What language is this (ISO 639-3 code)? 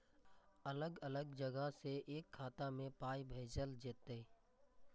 mai